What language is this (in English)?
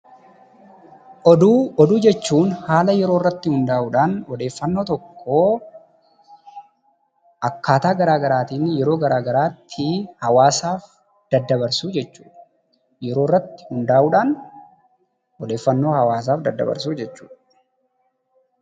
Oromo